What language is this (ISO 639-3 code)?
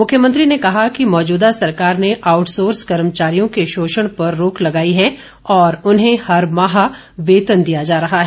hin